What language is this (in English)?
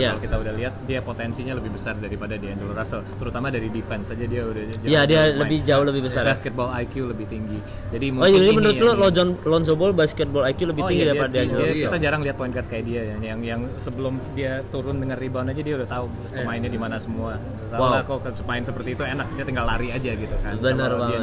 Indonesian